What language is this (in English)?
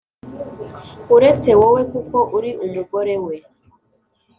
Kinyarwanda